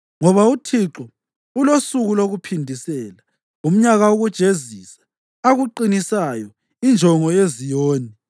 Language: North Ndebele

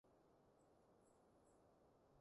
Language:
Cantonese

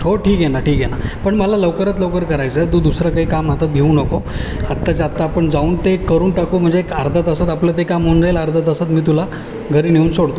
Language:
Marathi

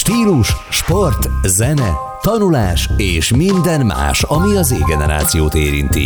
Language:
Hungarian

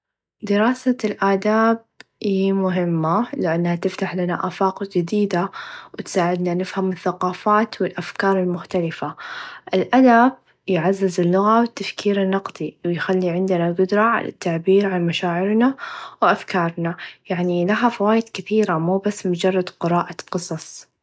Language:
Najdi Arabic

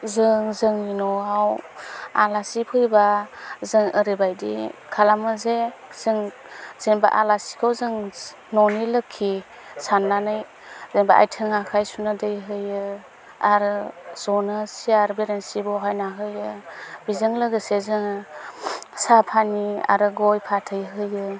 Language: Bodo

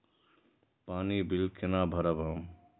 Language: Maithili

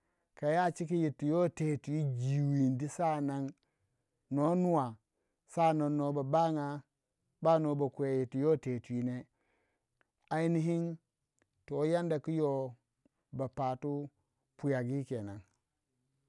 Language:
Waja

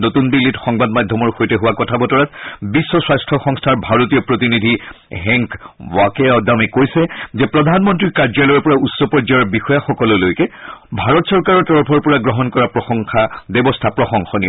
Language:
Assamese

